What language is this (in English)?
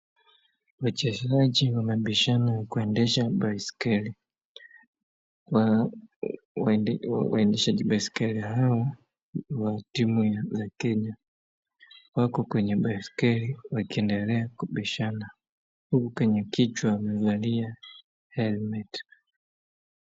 Swahili